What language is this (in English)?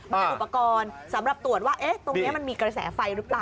Thai